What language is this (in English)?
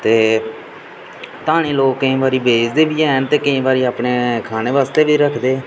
Dogri